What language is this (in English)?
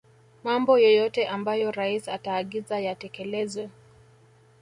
Swahili